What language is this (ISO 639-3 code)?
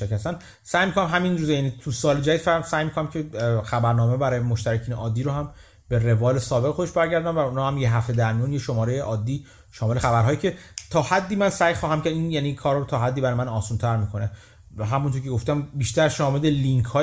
fas